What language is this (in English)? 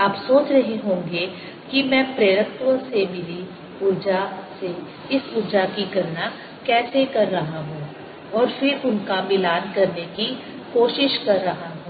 Hindi